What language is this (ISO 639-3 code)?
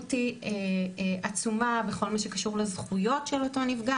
heb